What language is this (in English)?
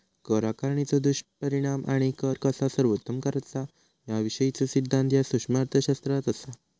Marathi